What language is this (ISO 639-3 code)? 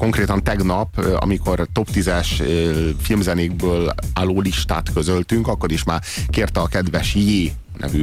hun